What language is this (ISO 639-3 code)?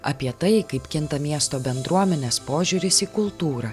lit